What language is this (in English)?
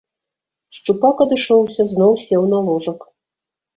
Belarusian